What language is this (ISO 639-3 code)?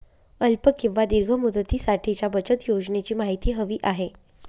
mar